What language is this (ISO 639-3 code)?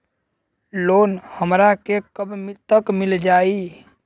bho